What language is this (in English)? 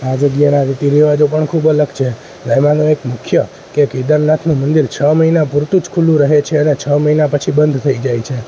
Gujarati